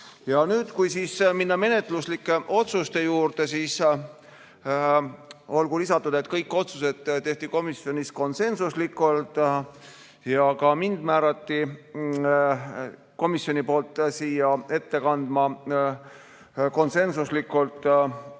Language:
Estonian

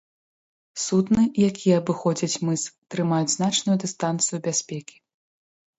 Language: Belarusian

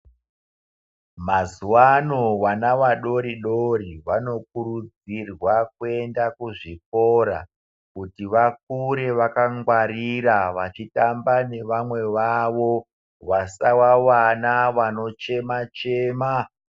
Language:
Ndau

